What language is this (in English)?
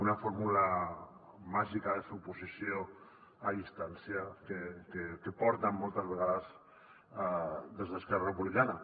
Catalan